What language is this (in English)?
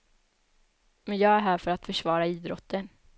Swedish